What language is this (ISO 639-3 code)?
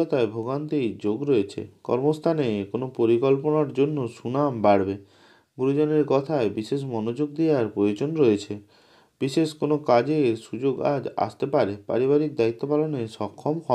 vie